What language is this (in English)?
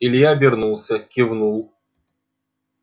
Russian